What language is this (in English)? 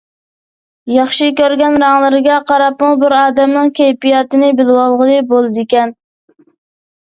Uyghur